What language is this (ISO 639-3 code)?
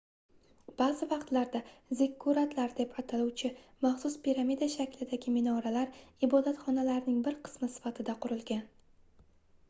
uzb